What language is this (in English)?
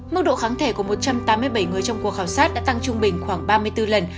Vietnamese